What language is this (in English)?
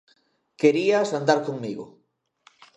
Galician